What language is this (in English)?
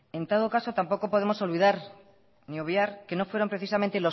Spanish